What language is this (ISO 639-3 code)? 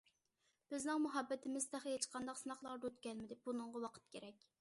uig